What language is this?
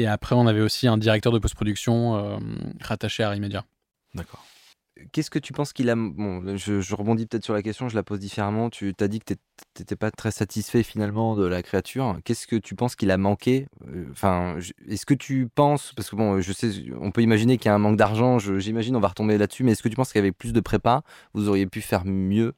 French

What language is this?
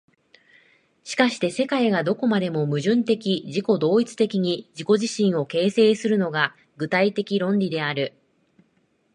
Japanese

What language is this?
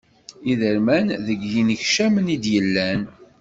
Kabyle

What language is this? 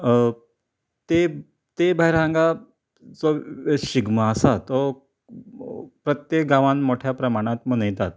Konkani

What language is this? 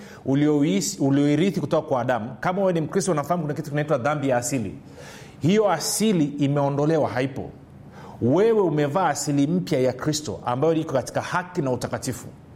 Swahili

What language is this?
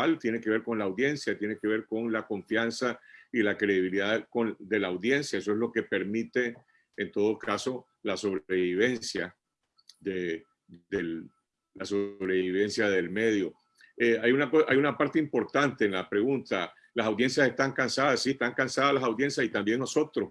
Spanish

